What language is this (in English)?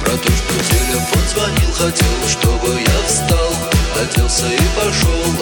Russian